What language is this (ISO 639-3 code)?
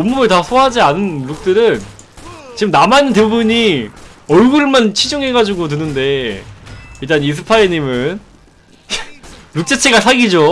kor